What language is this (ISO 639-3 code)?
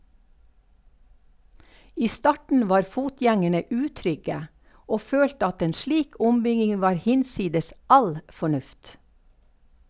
nor